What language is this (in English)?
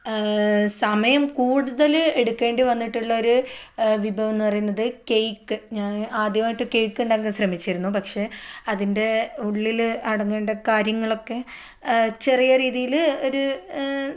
Malayalam